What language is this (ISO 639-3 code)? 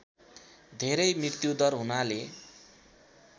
nep